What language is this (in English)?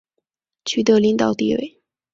Chinese